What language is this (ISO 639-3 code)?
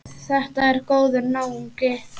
isl